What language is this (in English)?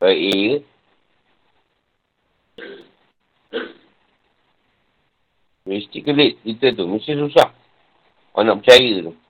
Malay